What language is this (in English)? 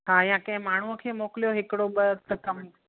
Sindhi